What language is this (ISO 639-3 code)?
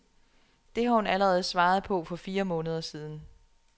dan